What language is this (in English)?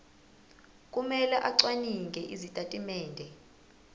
Zulu